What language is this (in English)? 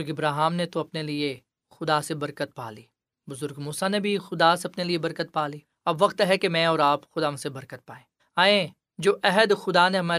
Urdu